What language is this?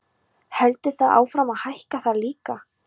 Icelandic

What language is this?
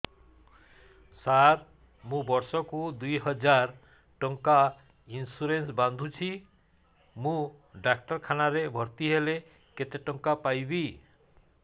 Odia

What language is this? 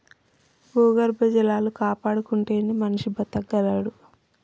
Telugu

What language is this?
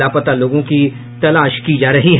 Hindi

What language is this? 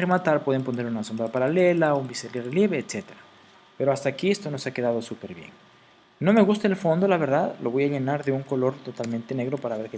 Spanish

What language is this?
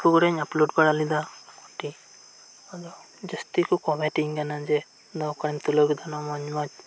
Santali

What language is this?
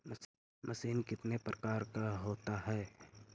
Magahi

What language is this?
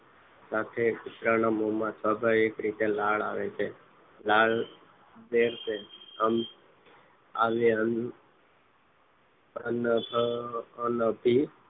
Gujarati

